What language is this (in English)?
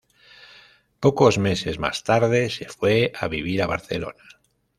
Spanish